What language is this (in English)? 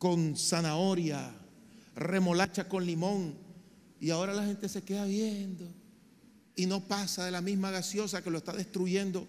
Spanish